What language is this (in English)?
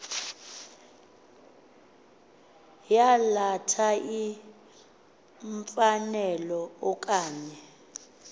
Xhosa